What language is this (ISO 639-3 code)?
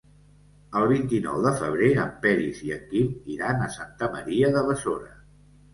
cat